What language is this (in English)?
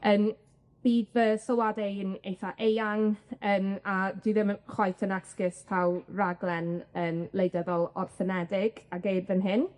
Welsh